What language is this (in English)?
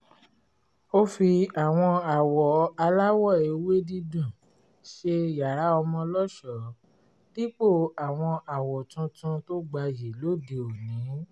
Yoruba